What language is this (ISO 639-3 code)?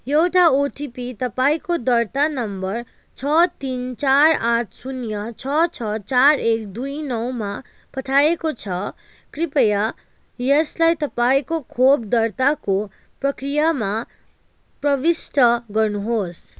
nep